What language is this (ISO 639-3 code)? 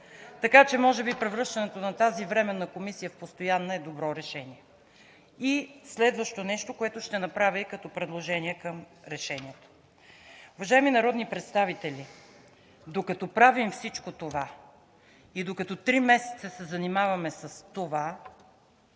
bul